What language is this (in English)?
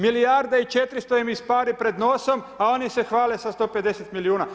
Croatian